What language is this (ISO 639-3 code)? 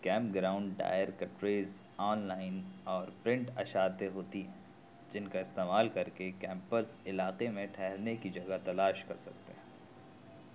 urd